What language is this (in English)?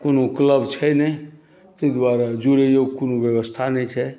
Maithili